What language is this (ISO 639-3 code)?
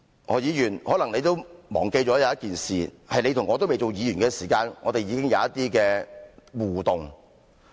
yue